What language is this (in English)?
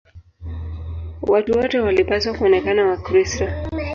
Swahili